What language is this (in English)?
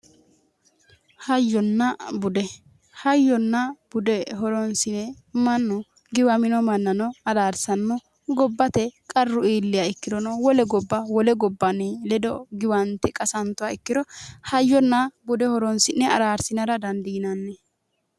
Sidamo